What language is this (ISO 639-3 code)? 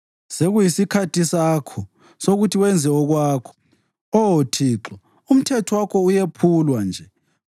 nde